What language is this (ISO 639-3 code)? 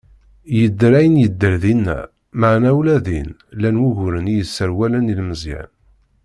kab